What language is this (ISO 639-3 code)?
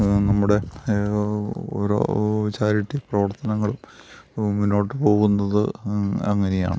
mal